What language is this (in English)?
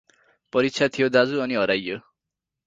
Nepali